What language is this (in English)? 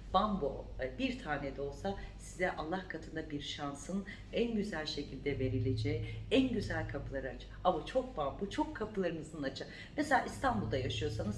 Turkish